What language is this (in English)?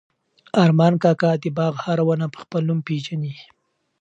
Pashto